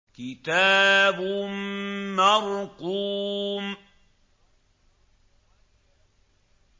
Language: Arabic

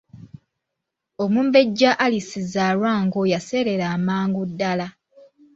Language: Ganda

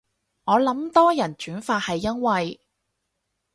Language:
Cantonese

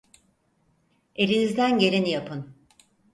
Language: Turkish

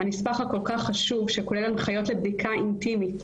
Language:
Hebrew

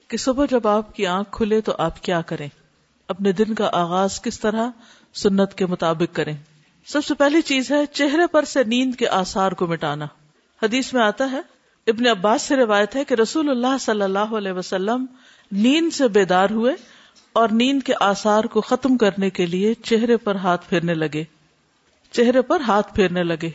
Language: Urdu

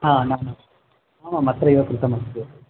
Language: Sanskrit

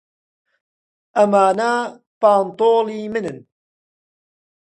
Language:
Central Kurdish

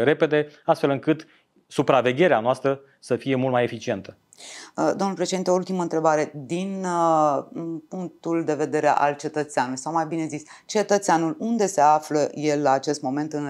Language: Romanian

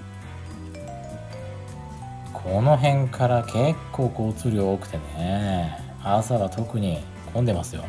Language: Japanese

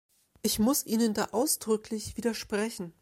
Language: German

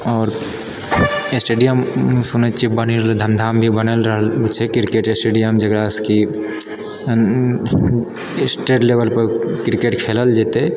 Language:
Maithili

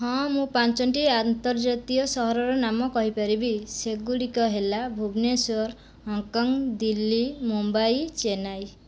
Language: Odia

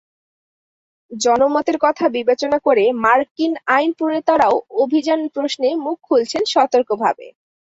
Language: Bangla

